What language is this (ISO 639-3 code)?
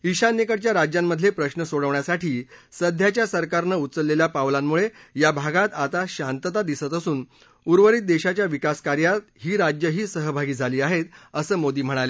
mar